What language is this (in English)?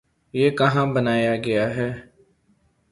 Urdu